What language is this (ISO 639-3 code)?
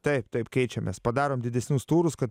lit